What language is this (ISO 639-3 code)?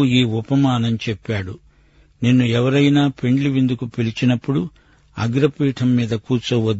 tel